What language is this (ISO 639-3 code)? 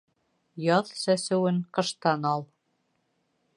bak